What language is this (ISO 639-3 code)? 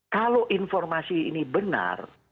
ind